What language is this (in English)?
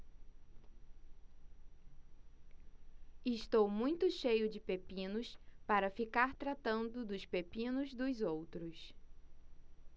Portuguese